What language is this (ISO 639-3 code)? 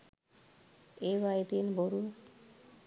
sin